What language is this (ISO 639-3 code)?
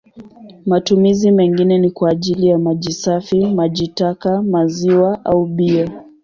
swa